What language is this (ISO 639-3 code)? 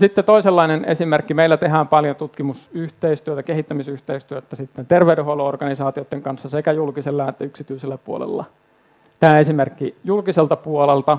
fin